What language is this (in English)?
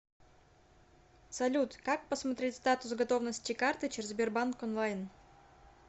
Russian